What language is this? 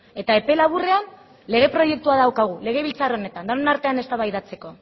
Basque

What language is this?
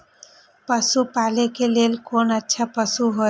Maithili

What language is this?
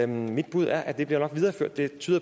Danish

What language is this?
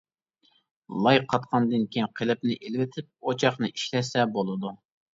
Uyghur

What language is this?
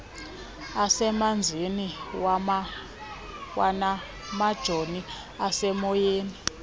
Xhosa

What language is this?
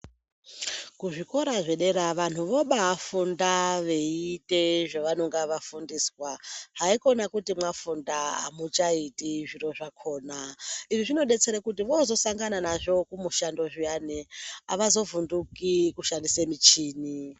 Ndau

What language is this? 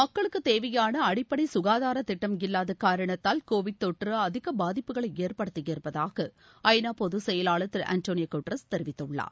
Tamil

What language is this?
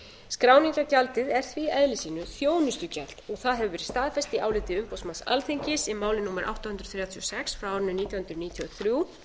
Icelandic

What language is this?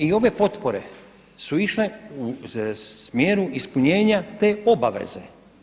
Croatian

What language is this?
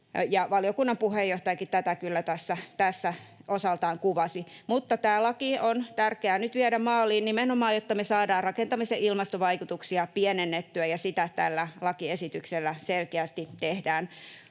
Finnish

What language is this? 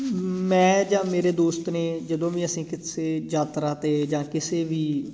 Punjabi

